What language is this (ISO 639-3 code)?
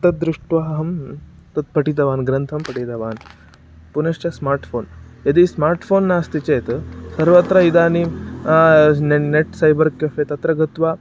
san